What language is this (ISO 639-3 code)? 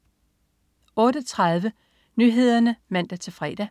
dan